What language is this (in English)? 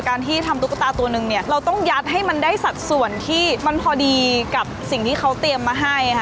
Thai